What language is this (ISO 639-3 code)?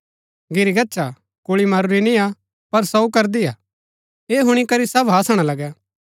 gbk